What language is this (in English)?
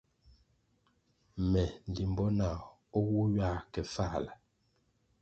Kwasio